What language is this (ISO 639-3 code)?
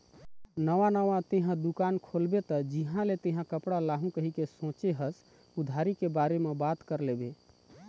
hne